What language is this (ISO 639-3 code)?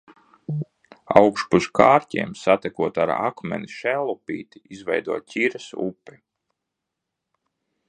lav